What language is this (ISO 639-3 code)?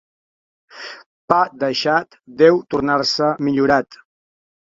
cat